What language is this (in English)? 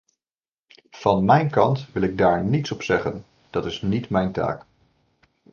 Dutch